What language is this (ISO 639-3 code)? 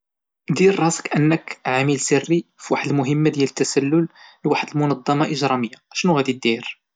ary